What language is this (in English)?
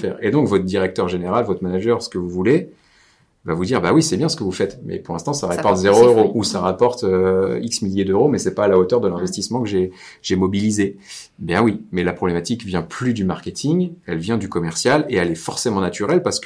French